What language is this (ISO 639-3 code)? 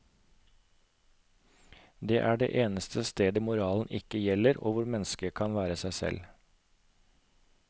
nor